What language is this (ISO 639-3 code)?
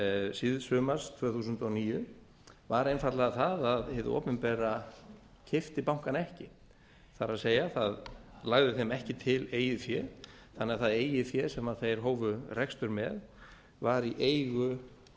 isl